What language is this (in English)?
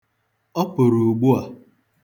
Igbo